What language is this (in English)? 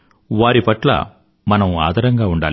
Telugu